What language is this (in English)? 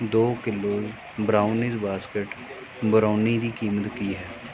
Punjabi